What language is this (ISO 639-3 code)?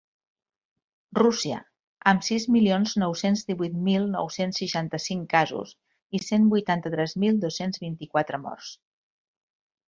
cat